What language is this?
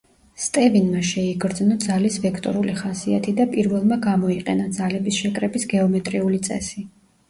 Georgian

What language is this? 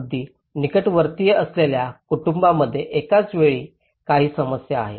Marathi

